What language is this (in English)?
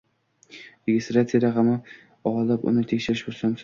Uzbek